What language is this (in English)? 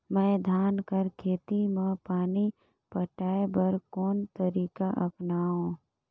Chhattisgarhi